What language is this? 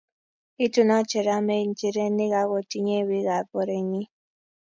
Kalenjin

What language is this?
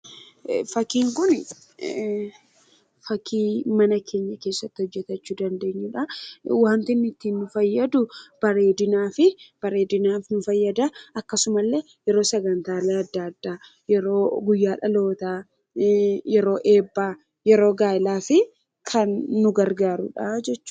Oromo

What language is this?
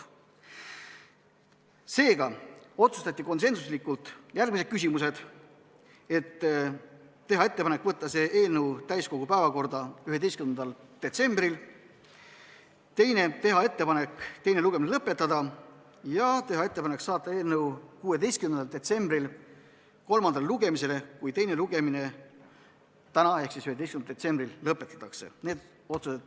Estonian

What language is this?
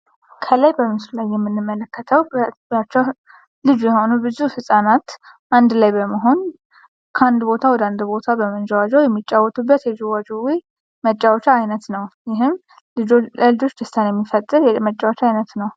Amharic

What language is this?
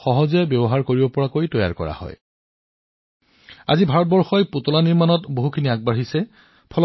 Assamese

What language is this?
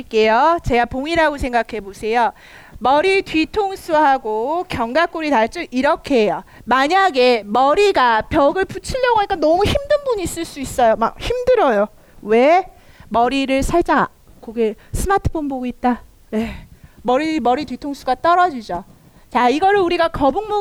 Korean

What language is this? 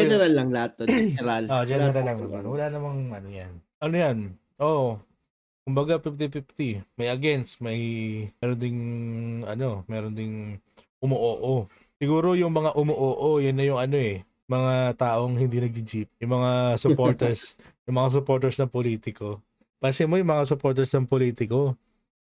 Filipino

